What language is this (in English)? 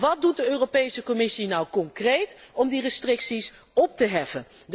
Dutch